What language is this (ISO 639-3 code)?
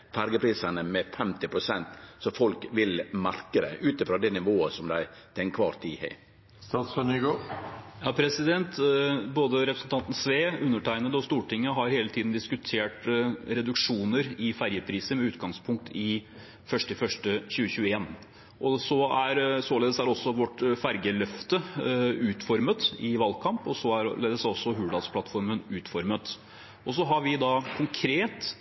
nor